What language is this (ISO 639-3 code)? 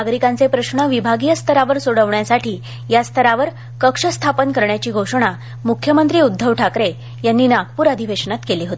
mar